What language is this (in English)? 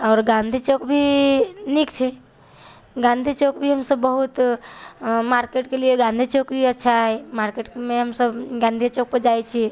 Maithili